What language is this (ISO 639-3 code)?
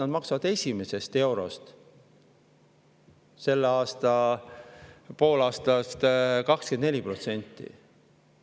est